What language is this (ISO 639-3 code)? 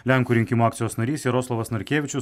lit